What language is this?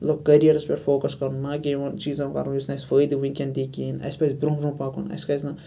Kashmiri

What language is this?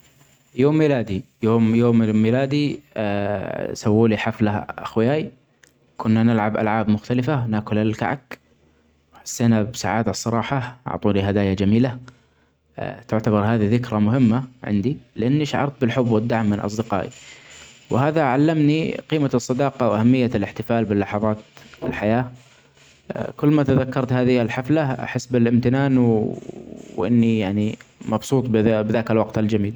Omani Arabic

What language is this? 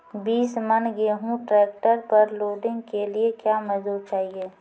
Maithili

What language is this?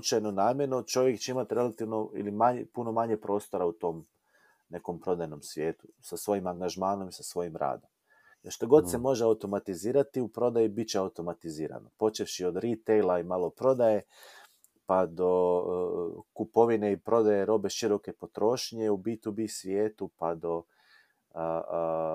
Croatian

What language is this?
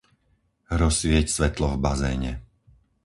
Slovak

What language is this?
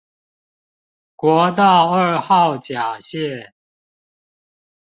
Chinese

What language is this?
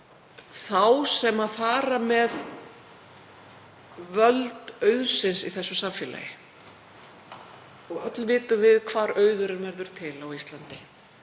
Icelandic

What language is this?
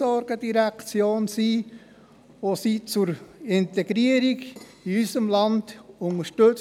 Swiss German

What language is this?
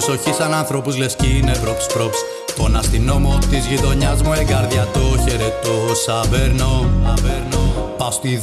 Greek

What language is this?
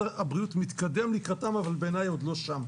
Hebrew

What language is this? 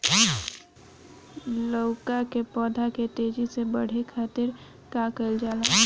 Bhojpuri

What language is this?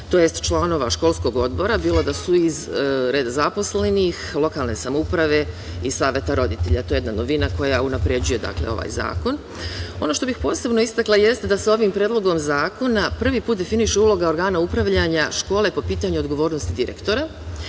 Serbian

